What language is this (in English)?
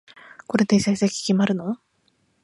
Japanese